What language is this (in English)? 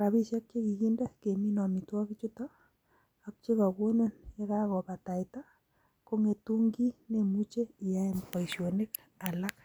Kalenjin